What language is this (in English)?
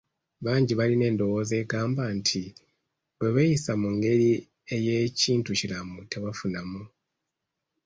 Ganda